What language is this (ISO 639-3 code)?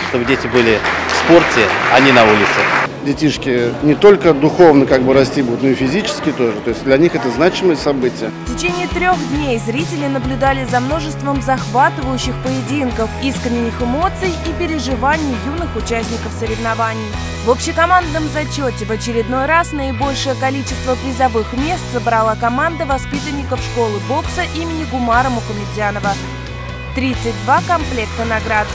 rus